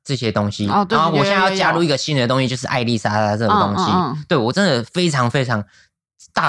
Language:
Chinese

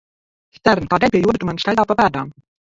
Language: Latvian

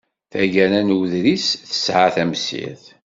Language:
Kabyle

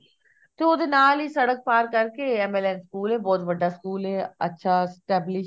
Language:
Punjabi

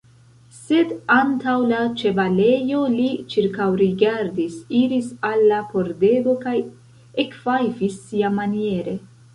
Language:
Esperanto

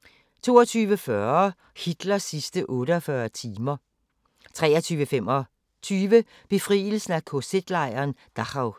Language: Danish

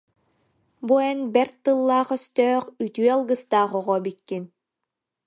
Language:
Yakut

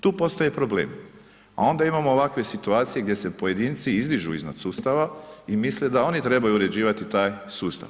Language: Croatian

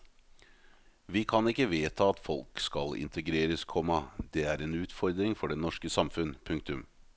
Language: Norwegian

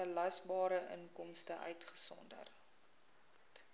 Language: Afrikaans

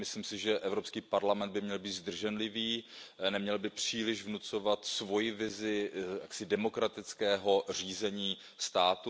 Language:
Czech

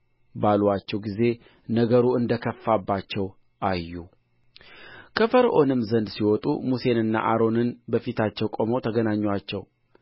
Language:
Amharic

